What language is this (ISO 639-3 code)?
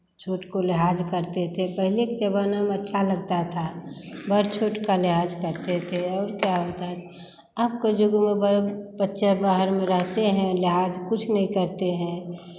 hin